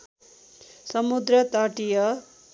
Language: Nepali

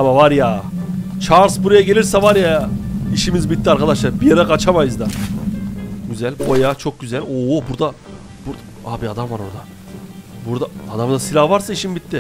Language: Turkish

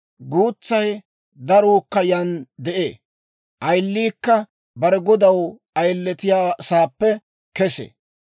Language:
Dawro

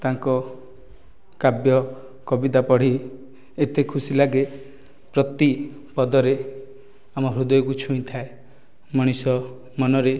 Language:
Odia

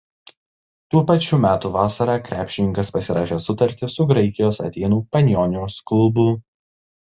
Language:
Lithuanian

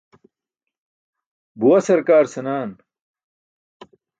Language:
Burushaski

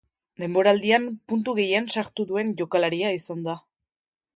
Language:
Basque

